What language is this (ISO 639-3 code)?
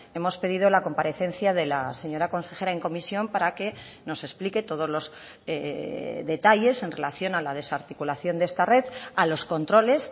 spa